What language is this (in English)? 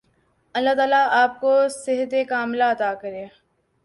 Urdu